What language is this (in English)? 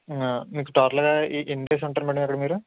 Telugu